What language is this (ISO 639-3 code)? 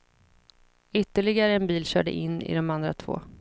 swe